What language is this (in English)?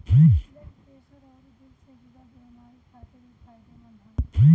Bhojpuri